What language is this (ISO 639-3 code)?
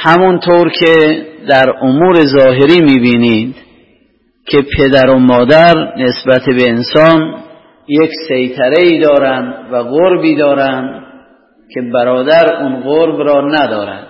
fas